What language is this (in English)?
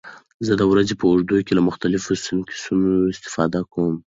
Pashto